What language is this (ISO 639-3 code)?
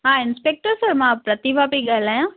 snd